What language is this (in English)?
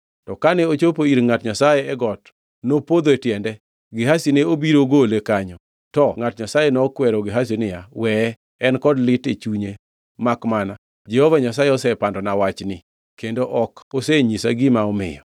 Luo (Kenya and Tanzania)